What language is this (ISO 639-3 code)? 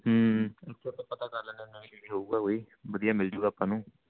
pan